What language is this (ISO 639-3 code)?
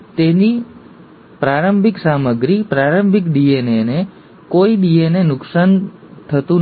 guj